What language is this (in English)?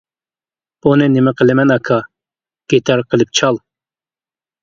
Uyghur